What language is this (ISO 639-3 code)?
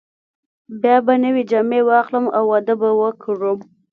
pus